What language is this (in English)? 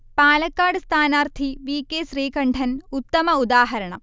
Malayalam